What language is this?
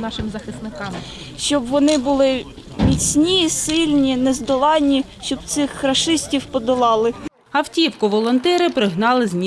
Ukrainian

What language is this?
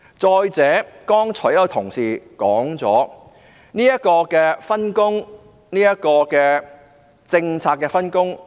Cantonese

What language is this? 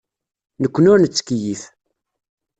Kabyle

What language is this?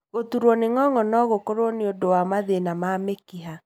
Kikuyu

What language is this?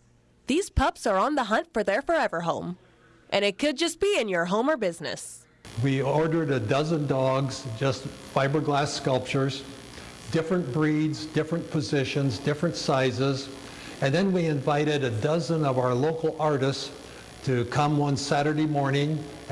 English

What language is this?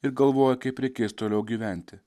Lithuanian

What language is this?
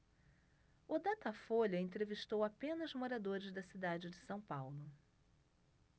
Portuguese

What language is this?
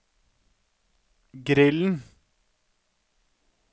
Norwegian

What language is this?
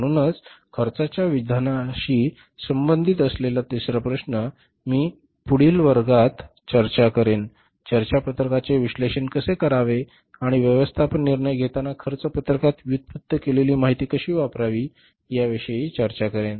Marathi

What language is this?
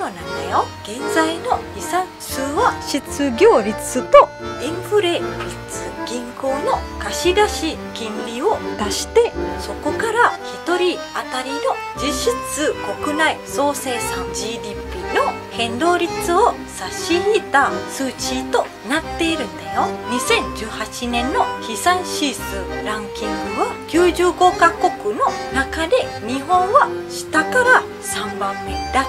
Japanese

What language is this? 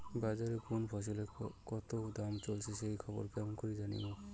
Bangla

